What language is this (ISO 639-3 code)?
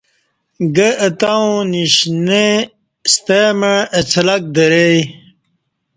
bsh